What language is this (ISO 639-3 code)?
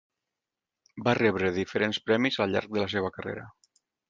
cat